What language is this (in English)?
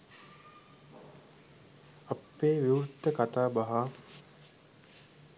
Sinhala